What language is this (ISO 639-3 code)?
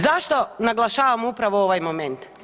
hrv